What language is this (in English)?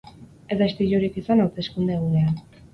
Basque